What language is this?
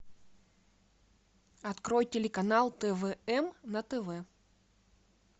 Russian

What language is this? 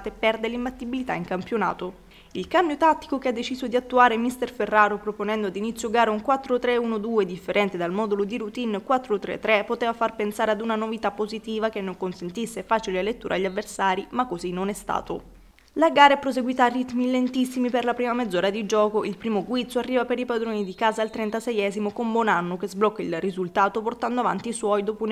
Italian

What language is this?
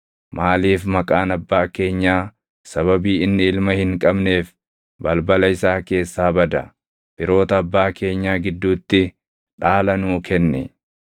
Oromo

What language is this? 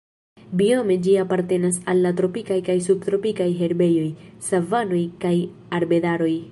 Esperanto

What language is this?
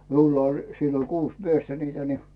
Finnish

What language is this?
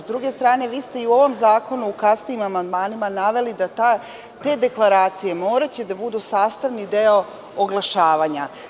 Serbian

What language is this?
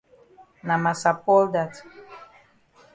Cameroon Pidgin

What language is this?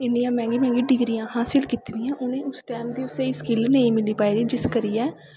Dogri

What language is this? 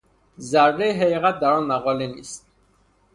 Persian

